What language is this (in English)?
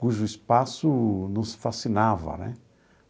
Portuguese